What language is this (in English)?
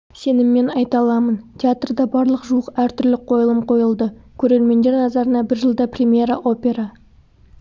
Kazakh